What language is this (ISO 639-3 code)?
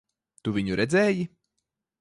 lav